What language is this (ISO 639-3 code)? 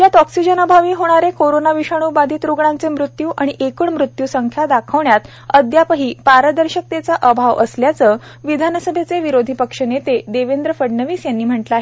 mar